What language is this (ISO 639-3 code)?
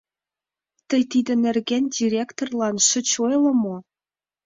chm